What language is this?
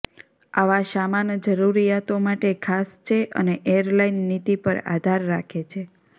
Gujarati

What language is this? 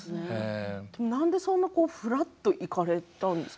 Japanese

